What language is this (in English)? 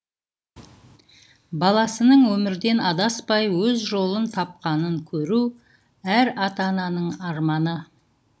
Kazakh